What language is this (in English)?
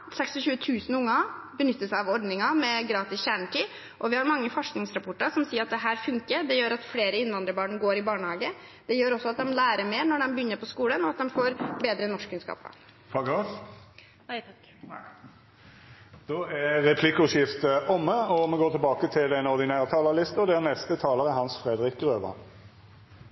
Norwegian